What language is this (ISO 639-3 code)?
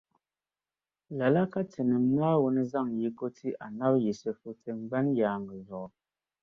dag